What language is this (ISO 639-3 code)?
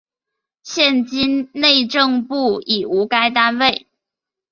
zho